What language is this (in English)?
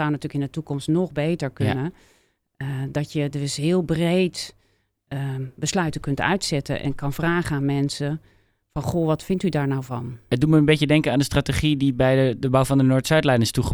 Dutch